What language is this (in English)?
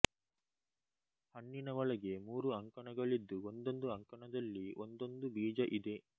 Kannada